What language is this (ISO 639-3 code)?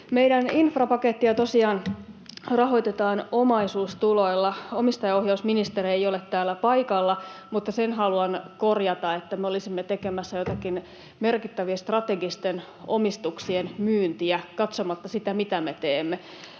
fin